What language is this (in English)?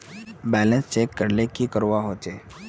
Magahi